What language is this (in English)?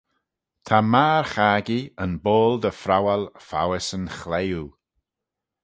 Manx